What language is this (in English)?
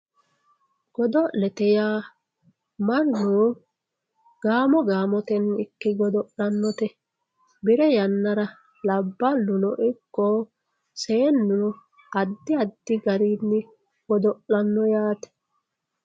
Sidamo